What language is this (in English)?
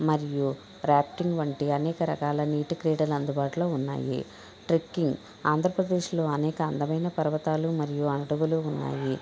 Telugu